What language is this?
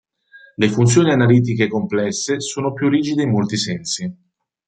Italian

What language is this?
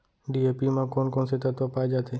Chhattisgarhi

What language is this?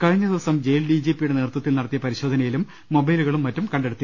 Malayalam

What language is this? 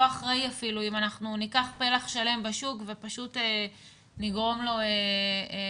Hebrew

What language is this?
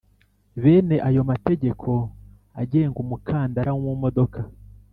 Kinyarwanda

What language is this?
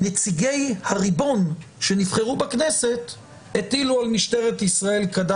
Hebrew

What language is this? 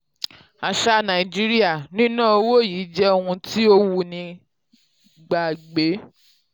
Yoruba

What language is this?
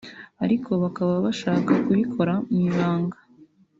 Kinyarwanda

